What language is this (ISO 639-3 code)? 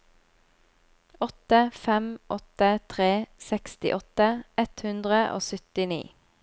nor